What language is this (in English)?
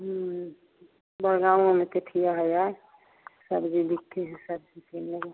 Maithili